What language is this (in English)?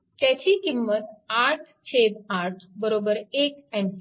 Marathi